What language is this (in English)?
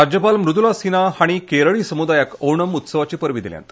Konkani